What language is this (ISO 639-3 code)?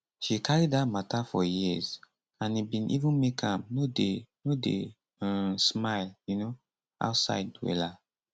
pcm